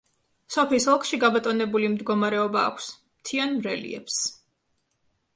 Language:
Georgian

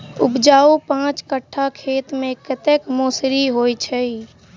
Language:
Maithili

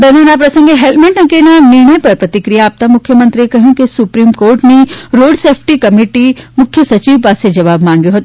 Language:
Gujarati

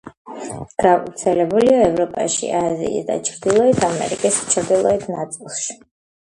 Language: Georgian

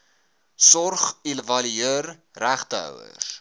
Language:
Afrikaans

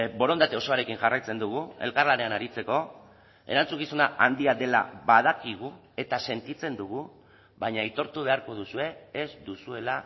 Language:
Basque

